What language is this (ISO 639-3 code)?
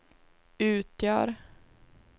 swe